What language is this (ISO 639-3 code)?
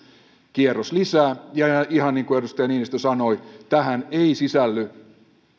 fin